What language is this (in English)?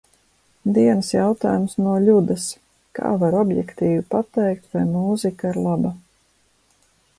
Latvian